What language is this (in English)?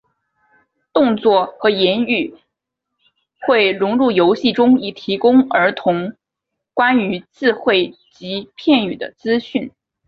Chinese